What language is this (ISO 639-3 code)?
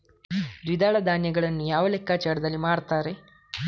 kan